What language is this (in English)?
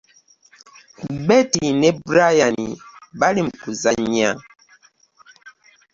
Ganda